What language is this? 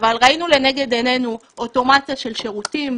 Hebrew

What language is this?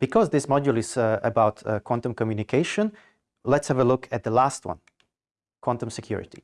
English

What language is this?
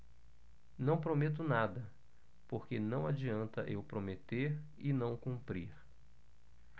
Portuguese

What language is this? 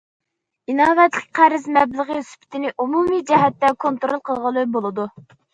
Uyghur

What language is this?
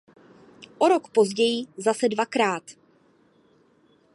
Czech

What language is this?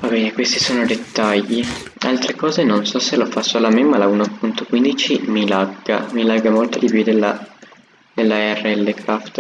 Italian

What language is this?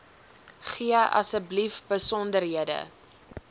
Afrikaans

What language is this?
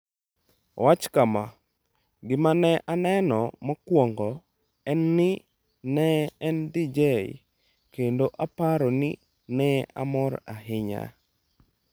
Luo (Kenya and Tanzania)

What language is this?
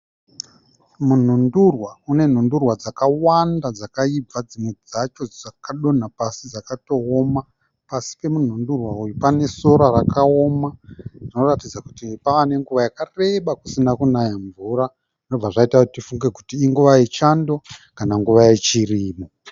Shona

